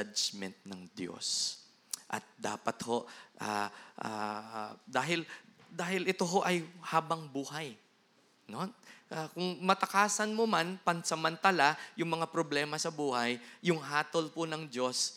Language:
Filipino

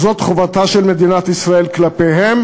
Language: Hebrew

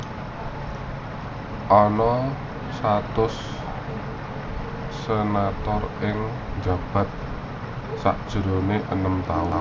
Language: Javanese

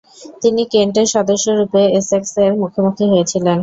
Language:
Bangla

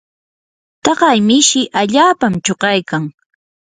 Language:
Yanahuanca Pasco Quechua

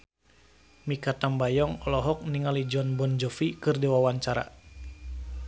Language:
Sundanese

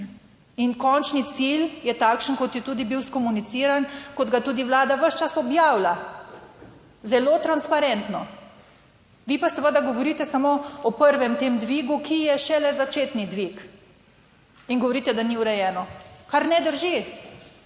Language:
Slovenian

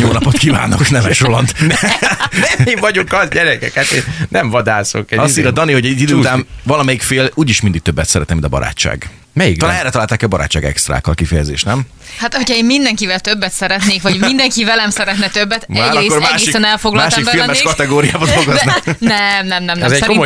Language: Hungarian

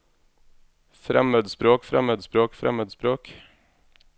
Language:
Norwegian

